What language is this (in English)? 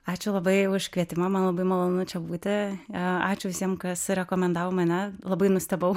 Lithuanian